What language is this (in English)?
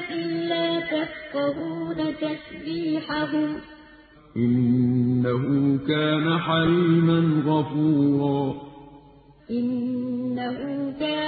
Arabic